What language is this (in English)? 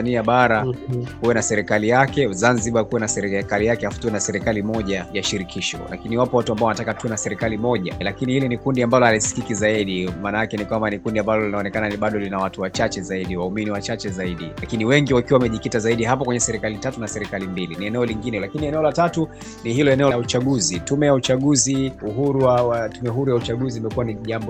Swahili